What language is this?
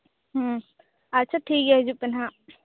Santali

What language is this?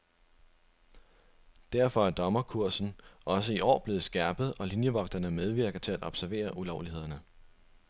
Danish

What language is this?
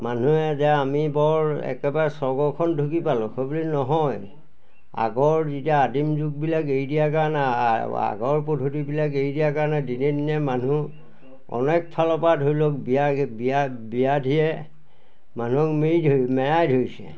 Assamese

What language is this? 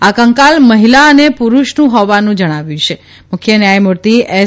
Gujarati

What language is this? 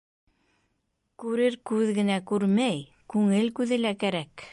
Bashkir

